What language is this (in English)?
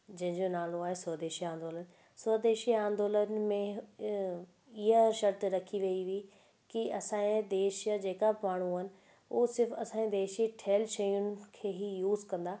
Sindhi